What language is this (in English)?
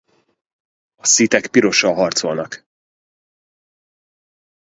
Hungarian